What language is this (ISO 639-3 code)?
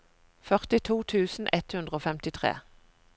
nor